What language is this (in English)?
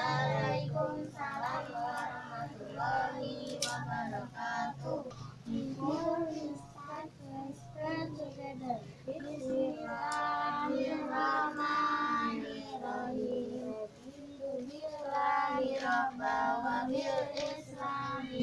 Indonesian